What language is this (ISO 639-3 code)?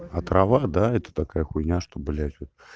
rus